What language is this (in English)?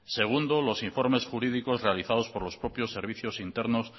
Spanish